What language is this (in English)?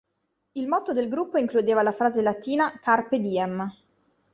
Italian